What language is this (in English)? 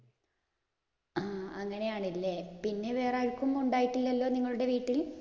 Malayalam